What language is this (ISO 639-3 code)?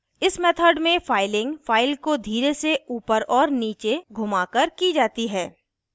hin